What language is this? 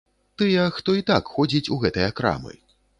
Belarusian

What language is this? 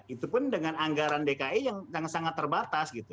Indonesian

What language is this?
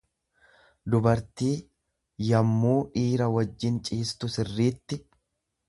Oromo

